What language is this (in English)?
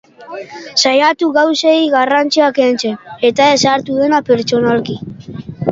Basque